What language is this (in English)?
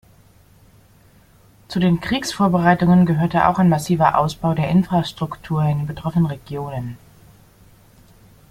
German